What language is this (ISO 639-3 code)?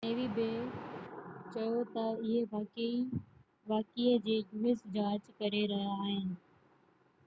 snd